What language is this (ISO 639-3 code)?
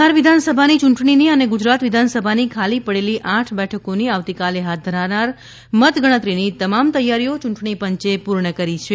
guj